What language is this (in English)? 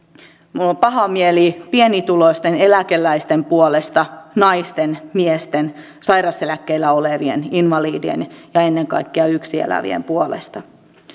Finnish